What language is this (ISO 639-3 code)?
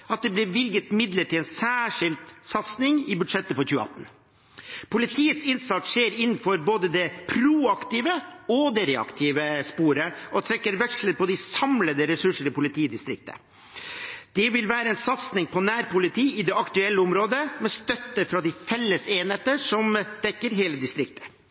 nob